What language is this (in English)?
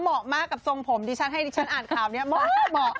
Thai